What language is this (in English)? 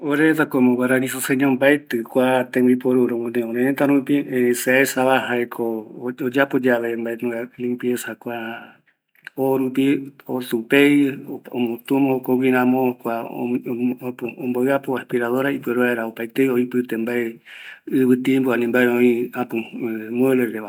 Eastern Bolivian Guaraní